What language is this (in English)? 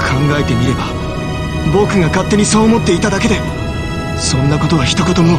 Japanese